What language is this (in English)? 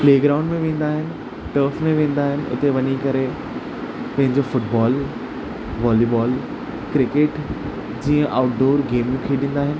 Sindhi